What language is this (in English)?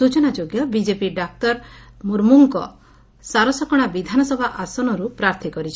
Odia